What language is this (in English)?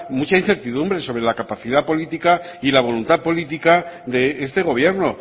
Spanish